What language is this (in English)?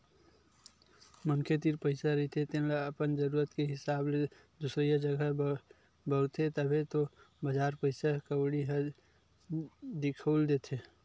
Chhattisgarhi